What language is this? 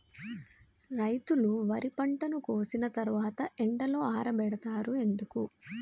Telugu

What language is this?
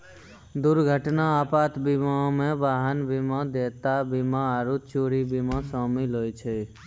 Maithili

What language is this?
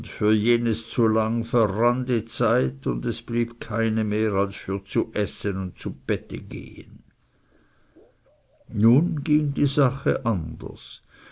German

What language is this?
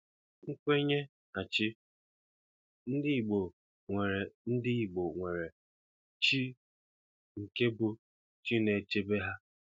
Igbo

